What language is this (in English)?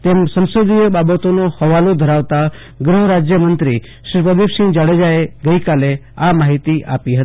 Gujarati